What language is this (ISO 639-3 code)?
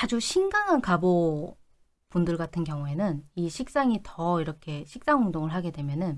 kor